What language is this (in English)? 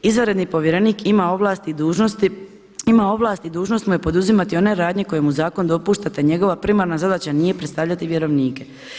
Croatian